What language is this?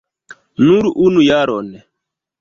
Esperanto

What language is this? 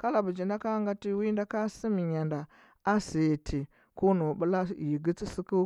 Huba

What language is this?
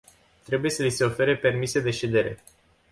Romanian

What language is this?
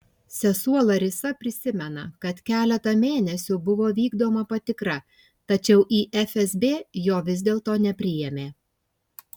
Lithuanian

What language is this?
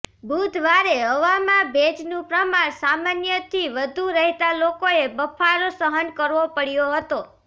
Gujarati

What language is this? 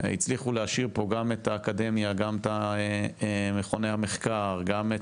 Hebrew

